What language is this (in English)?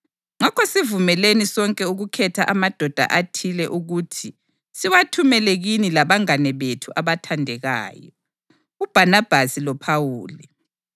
North Ndebele